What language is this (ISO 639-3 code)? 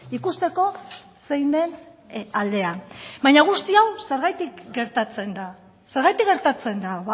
eus